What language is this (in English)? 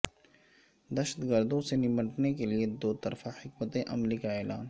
Urdu